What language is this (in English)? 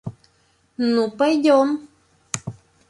Russian